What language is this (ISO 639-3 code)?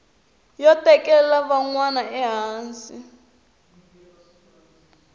tso